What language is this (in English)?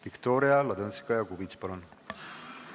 Estonian